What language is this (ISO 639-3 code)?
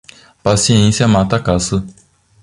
por